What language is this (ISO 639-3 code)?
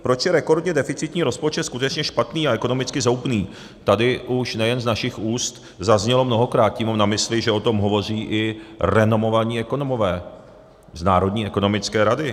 ces